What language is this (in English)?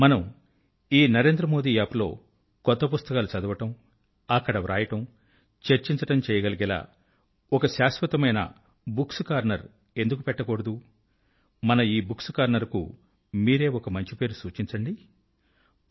Telugu